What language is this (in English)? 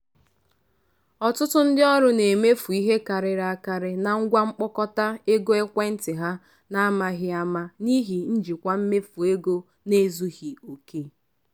Igbo